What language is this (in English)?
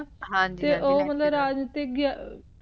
Punjabi